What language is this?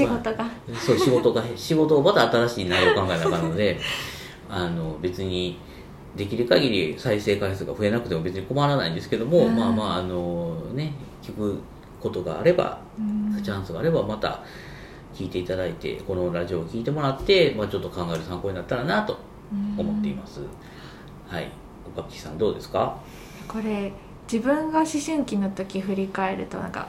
Japanese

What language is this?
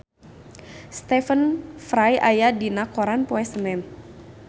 Sundanese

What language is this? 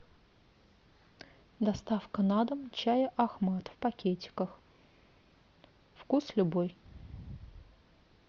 Russian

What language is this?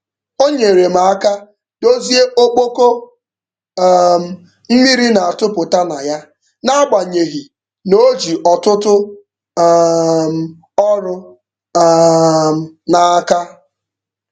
Igbo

